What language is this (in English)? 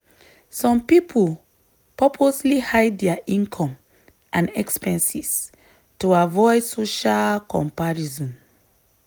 Nigerian Pidgin